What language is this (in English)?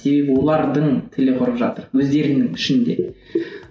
Kazakh